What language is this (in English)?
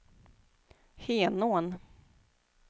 Swedish